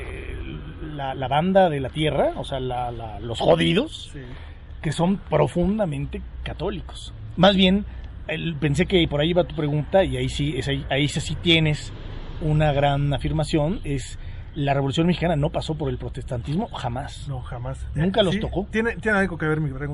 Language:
Spanish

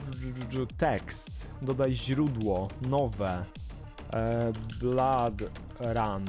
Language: Polish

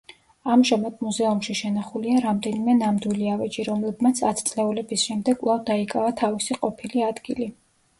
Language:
Georgian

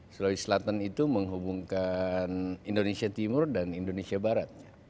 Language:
Indonesian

